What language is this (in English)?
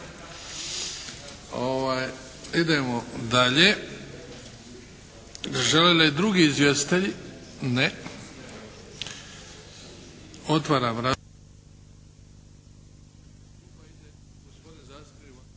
Croatian